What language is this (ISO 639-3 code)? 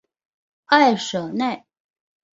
zho